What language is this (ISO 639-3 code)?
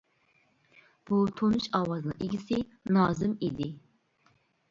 uig